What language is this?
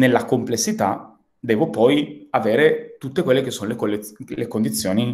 Italian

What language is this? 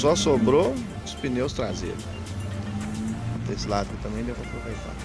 Portuguese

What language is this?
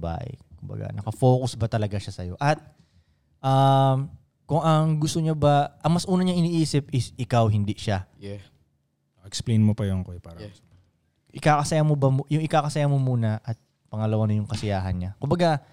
Filipino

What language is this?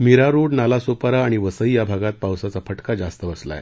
Marathi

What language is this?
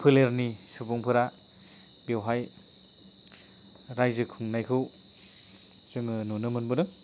Bodo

